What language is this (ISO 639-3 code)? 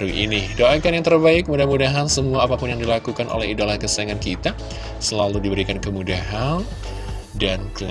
ind